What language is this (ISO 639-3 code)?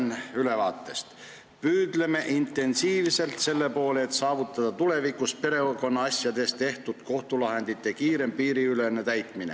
est